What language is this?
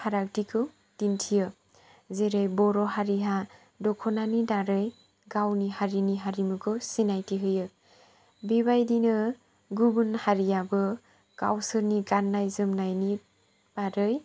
Bodo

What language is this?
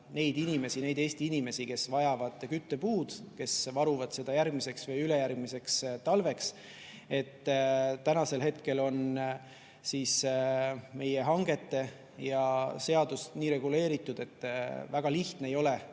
Estonian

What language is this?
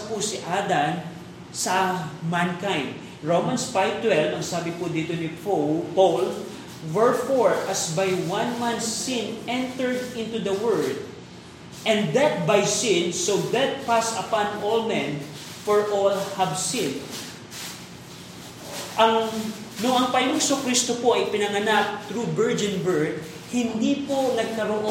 Filipino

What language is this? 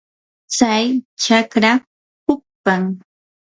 Yanahuanca Pasco Quechua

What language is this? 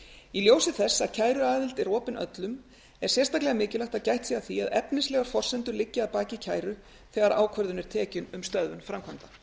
Icelandic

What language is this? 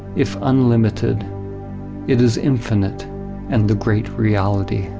English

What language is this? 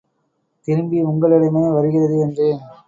Tamil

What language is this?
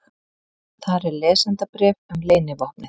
Icelandic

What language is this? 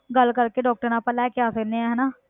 Punjabi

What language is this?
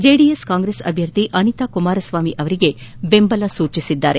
Kannada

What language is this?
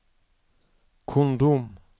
Norwegian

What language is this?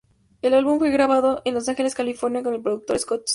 Spanish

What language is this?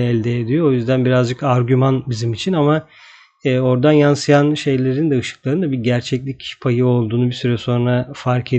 Turkish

